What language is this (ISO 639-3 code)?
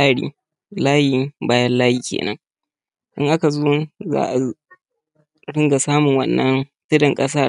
hau